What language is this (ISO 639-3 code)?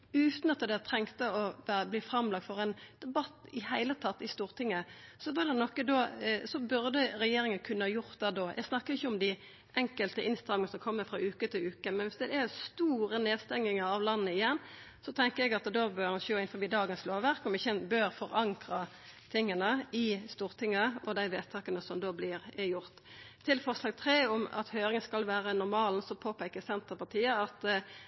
nno